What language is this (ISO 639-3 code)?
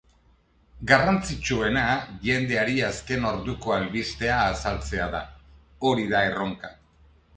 eus